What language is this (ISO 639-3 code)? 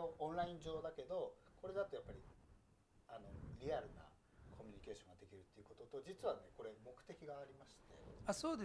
jpn